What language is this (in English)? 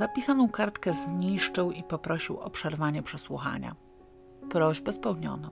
Polish